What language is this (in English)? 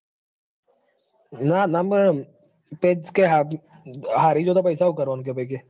Gujarati